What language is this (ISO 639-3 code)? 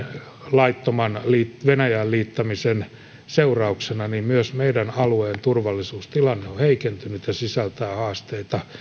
fin